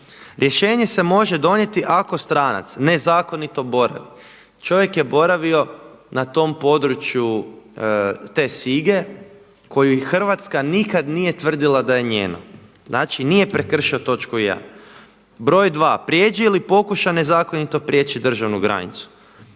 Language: Croatian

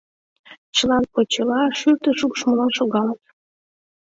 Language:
Mari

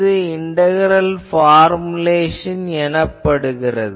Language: Tamil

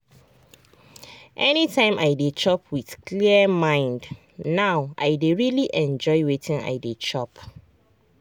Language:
Nigerian Pidgin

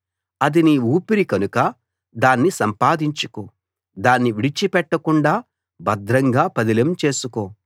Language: Telugu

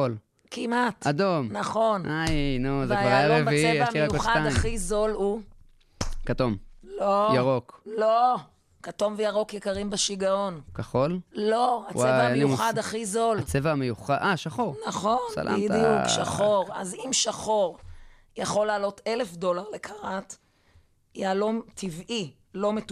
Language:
Hebrew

